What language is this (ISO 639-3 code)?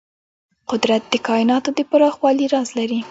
pus